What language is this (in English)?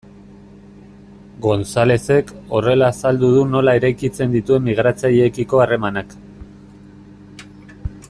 Basque